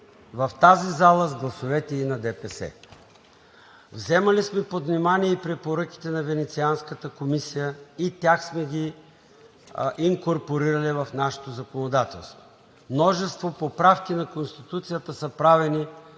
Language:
Bulgarian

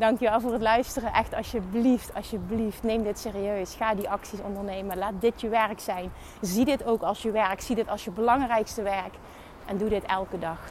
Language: Dutch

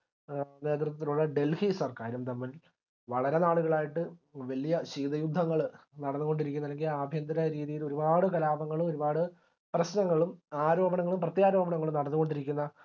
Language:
Malayalam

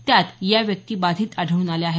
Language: Marathi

